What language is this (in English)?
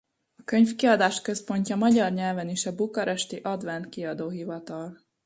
Hungarian